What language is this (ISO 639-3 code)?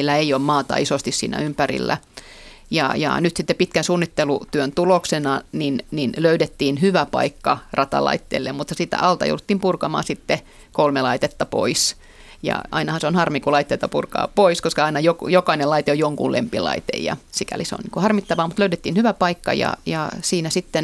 fin